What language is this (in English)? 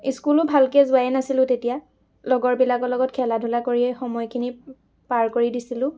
Assamese